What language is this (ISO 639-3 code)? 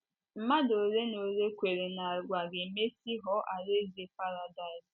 ibo